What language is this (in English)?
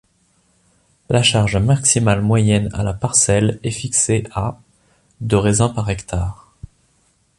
French